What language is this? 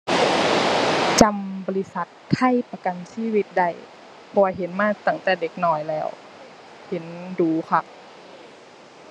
Thai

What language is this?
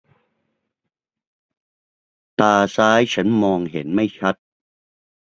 Thai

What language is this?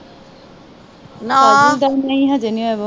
Punjabi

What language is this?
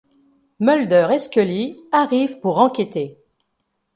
French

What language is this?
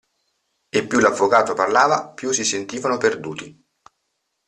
Italian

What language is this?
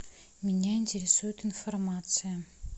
Russian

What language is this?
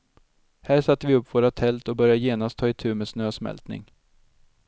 Swedish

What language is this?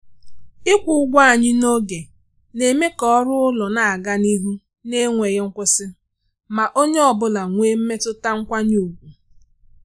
Igbo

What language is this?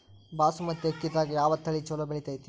Kannada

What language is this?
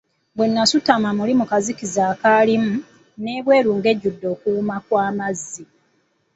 Ganda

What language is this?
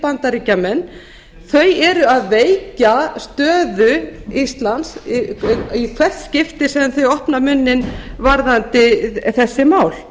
Icelandic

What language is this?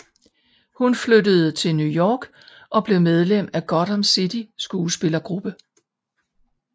Danish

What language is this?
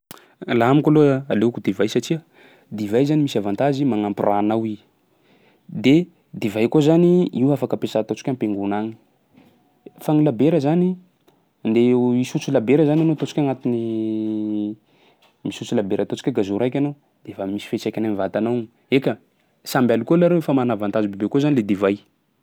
Sakalava Malagasy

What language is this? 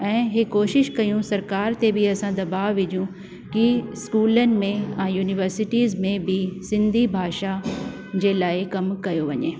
Sindhi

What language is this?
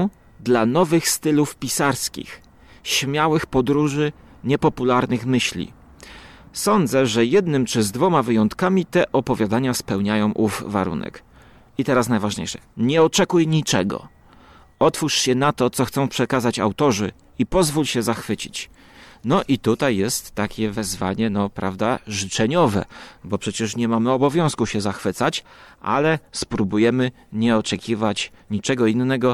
Polish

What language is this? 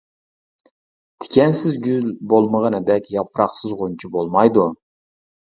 Uyghur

